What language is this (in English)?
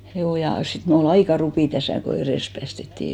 Finnish